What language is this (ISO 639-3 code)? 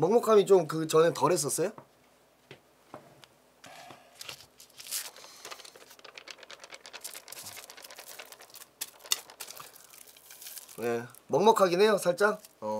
kor